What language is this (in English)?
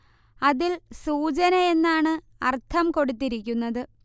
Malayalam